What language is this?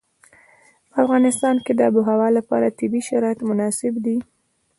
Pashto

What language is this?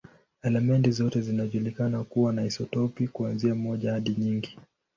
Swahili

